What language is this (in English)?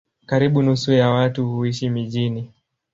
Swahili